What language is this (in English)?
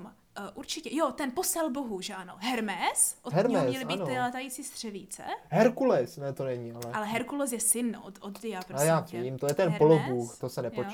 Czech